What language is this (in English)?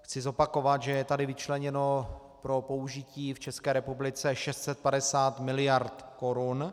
Czech